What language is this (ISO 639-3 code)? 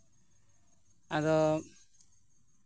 sat